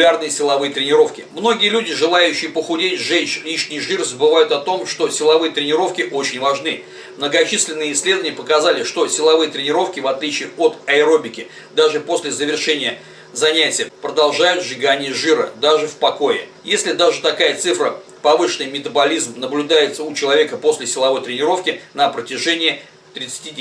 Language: Russian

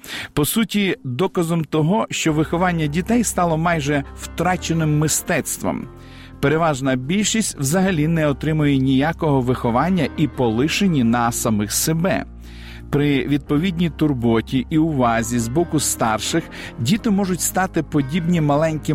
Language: Ukrainian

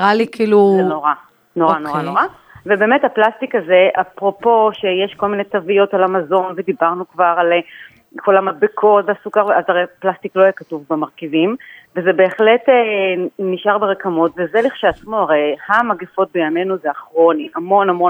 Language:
Hebrew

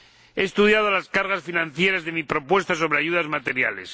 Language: Spanish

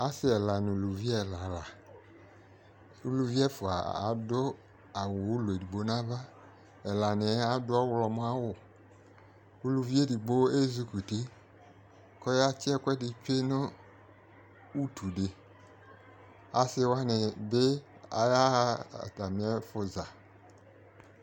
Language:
Ikposo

